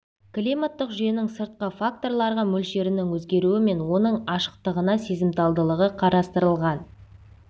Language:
Kazakh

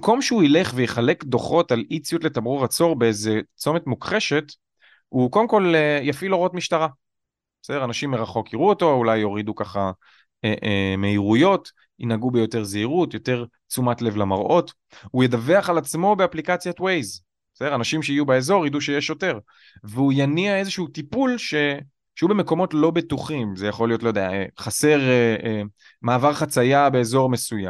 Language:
Hebrew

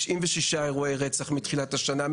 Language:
Hebrew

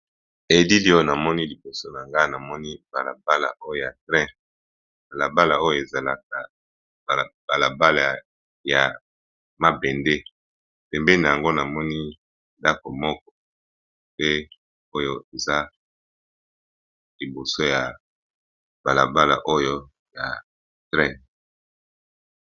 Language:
Lingala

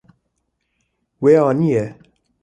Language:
Kurdish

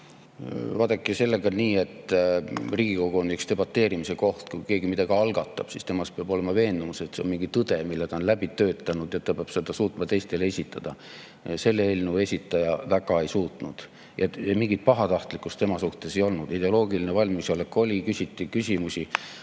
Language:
Estonian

